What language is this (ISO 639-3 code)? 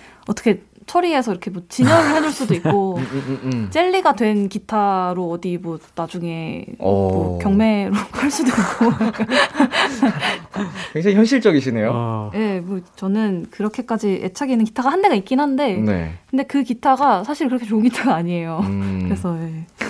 kor